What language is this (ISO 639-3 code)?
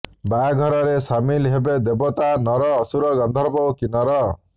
ori